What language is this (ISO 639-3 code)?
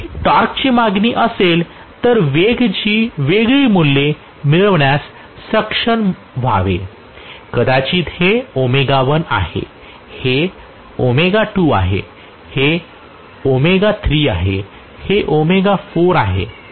mar